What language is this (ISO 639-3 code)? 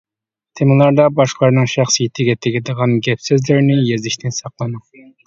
uig